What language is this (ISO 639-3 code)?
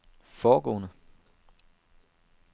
dan